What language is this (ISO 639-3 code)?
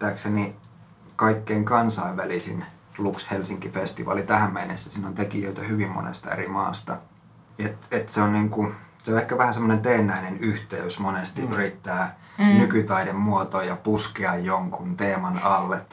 fin